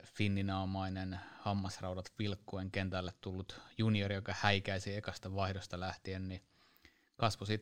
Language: Finnish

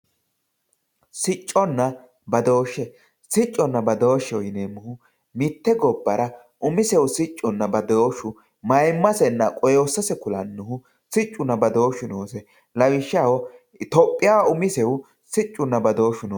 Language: Sidamo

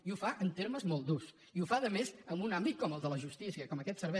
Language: Catalan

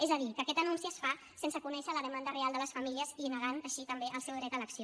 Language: Catalan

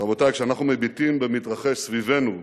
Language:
Hebrew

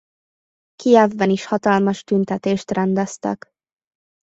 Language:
Hungarian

